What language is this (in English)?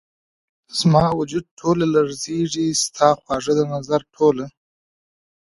Pashto